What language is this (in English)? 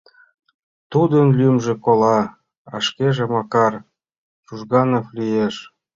Mari